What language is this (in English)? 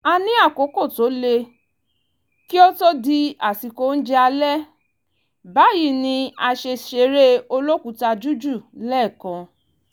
Yoruba